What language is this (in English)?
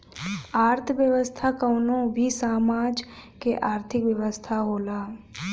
Bhojpuri